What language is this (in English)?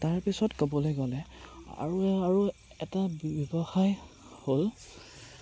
Assamese